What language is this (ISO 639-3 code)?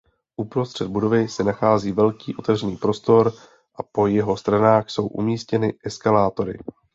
ces